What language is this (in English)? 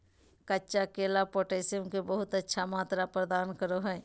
Magahi